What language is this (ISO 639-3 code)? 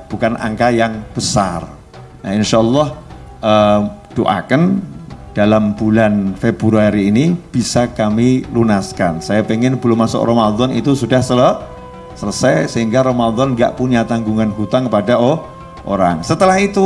ind